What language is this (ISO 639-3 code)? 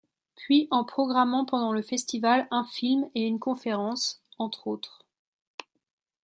fra